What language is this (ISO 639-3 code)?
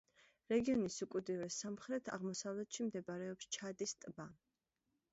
kat